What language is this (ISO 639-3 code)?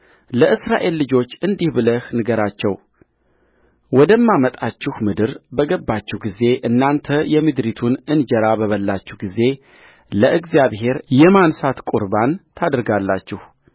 amh